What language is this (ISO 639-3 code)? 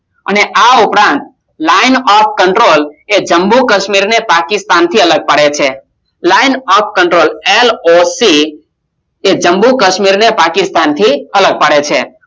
guj